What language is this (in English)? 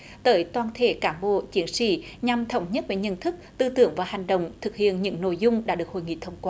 Vietnamese